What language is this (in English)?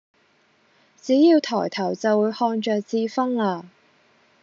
Cantonese